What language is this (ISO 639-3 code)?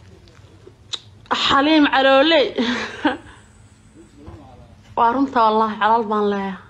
ara